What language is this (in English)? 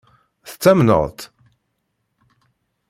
Kabyle